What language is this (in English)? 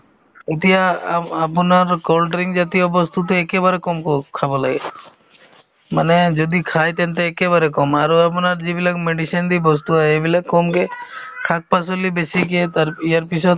Assamese